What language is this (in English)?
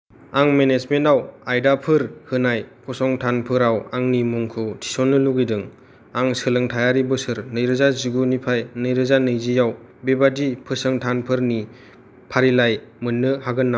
Bodo